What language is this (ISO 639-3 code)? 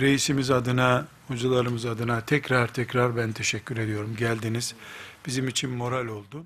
tur